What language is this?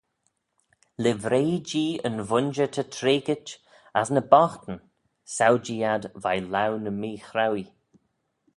Manx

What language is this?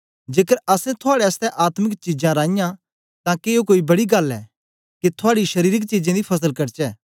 Dogri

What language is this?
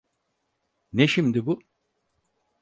Turkish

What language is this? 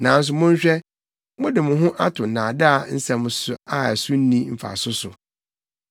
Akan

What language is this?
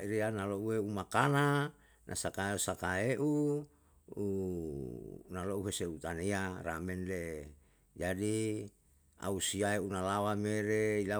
Yalahatan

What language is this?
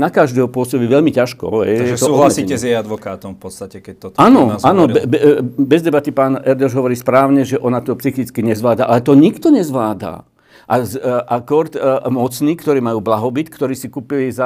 Slovak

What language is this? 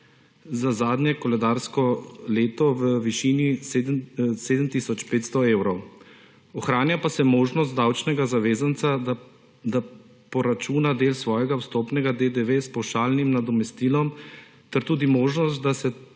Slovenian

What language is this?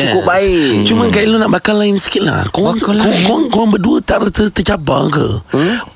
Malay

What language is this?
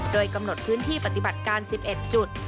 Thai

